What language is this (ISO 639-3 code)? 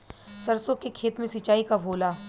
bho